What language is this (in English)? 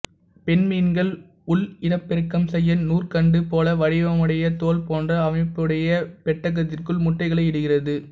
Tamil